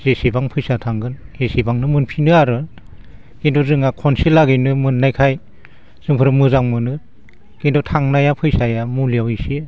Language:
Bodo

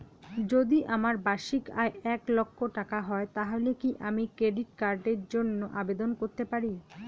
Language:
Bangla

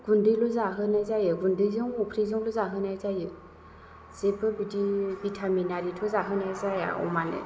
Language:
Bodo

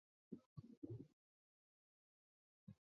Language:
Chinese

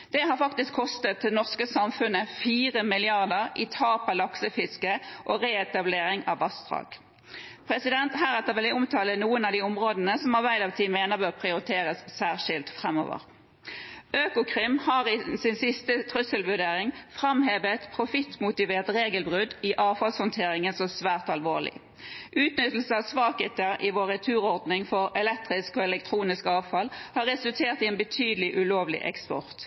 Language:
Norwegian Bokmål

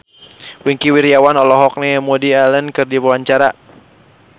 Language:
Sundanese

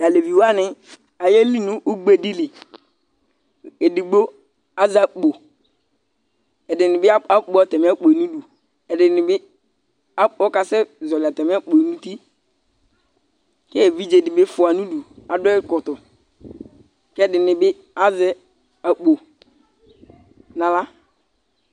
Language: Ikposo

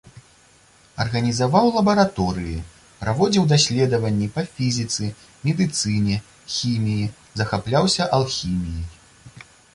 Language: Belarusian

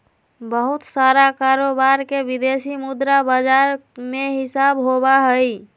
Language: Magahi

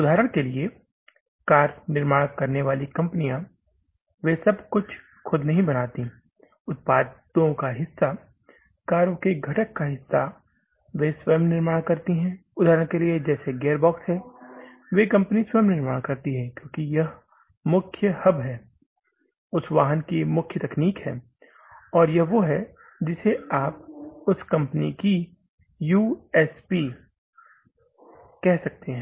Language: Hindi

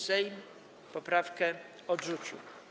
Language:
Polish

